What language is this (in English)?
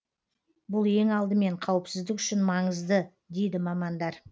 Kazakh